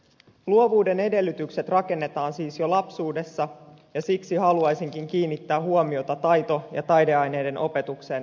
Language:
Finnish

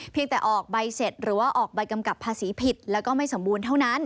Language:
Thai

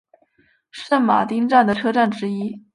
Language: Chinese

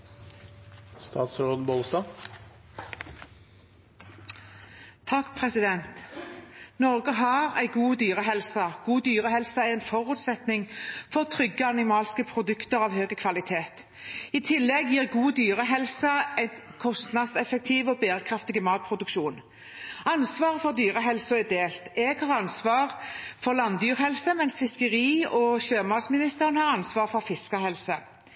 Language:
Norwegian Bokmål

